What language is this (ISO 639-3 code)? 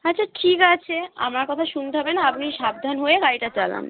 ben